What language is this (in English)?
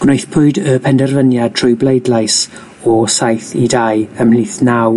Welsh